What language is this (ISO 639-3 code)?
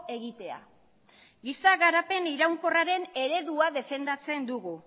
eus